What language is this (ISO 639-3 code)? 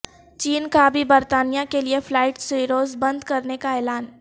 urd